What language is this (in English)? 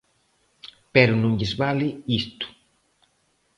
Galician